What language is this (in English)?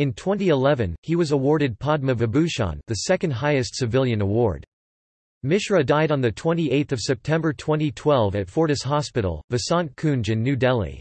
English